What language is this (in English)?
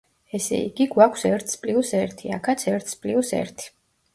Georgian